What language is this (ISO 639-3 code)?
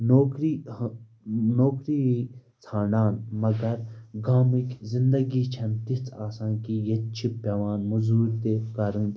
kas